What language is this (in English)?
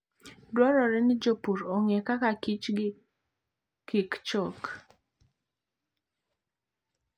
Luo (Kenya and Tanzania)